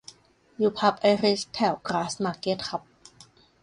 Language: Thai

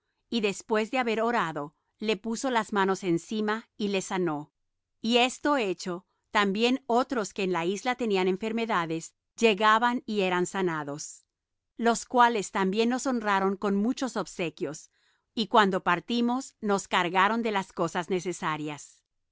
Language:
Spanish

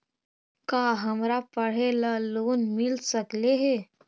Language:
Magahi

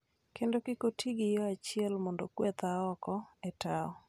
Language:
Luo (Kenya and Tanzania)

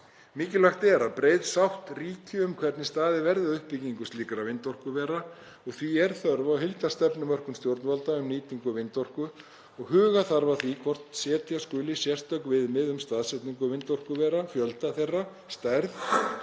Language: Icelandic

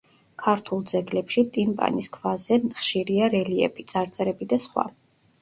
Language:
Georgian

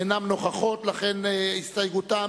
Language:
Hebrew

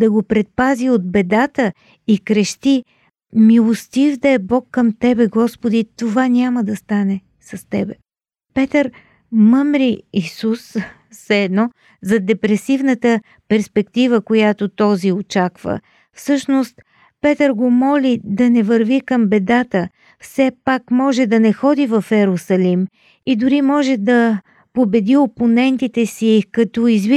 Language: Bulgarian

